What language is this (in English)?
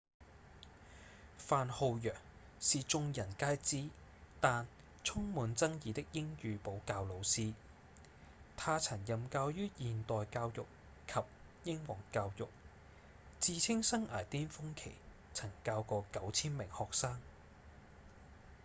Cantonese